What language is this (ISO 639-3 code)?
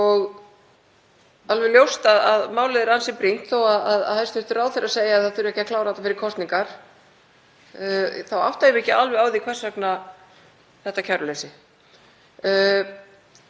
isl